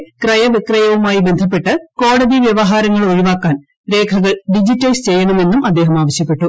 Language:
Malayalam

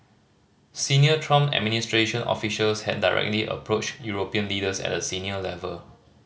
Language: English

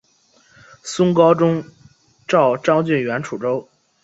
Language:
Chinese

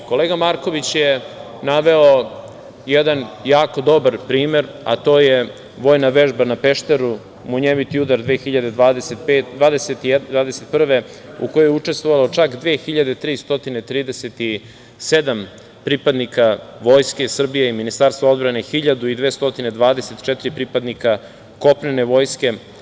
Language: Serbian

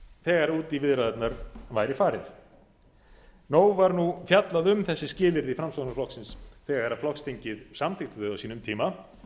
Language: Icelandic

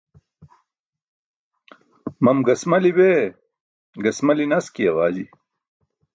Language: Burushaski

